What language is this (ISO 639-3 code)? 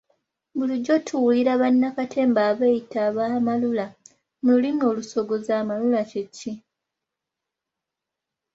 lug